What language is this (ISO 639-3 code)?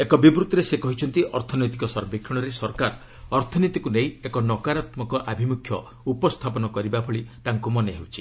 ori